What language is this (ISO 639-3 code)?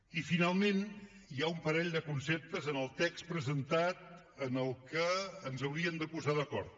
cat